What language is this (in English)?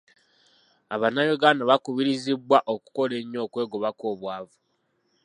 Ganda